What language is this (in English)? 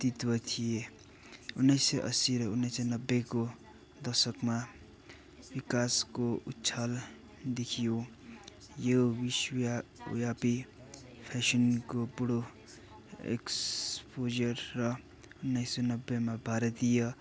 Nepali